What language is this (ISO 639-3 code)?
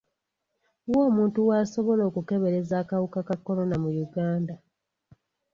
lug